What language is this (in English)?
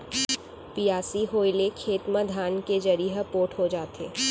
Chhattisgarhi